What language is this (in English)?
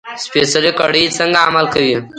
Pashto